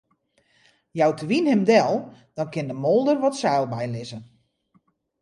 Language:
Western Frisian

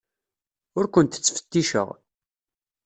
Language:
Kabyle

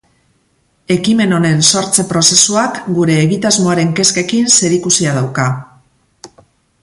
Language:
Basque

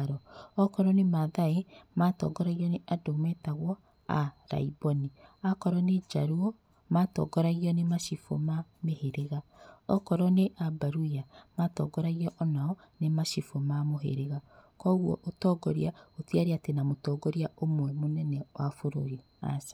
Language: Kikuyu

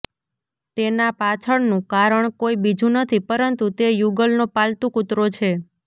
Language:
Gujarati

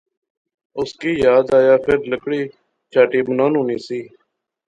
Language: Pahari-Potwari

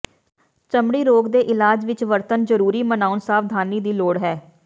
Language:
Punjabi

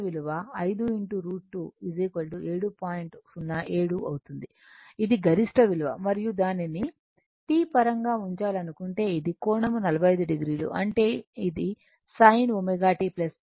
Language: Telugu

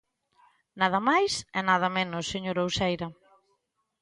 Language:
Galician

